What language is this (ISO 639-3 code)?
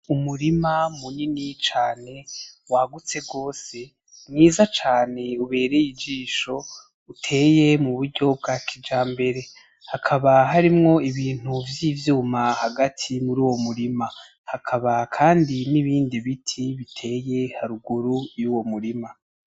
run